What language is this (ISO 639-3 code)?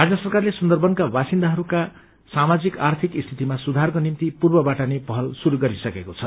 nep